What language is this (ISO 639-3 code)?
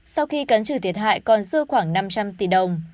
vie